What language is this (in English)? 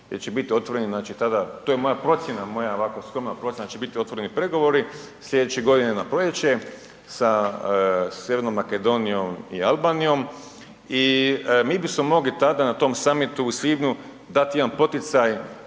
Croatian